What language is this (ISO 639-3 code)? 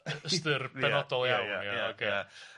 cym